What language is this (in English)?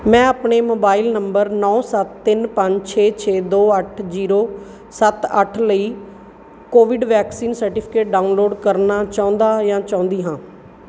Punjabi